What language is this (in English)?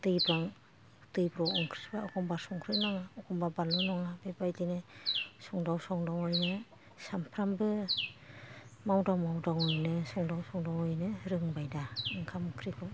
Bodo